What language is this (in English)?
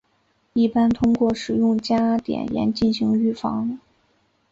Chinese